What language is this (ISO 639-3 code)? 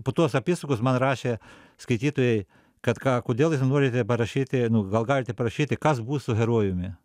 lit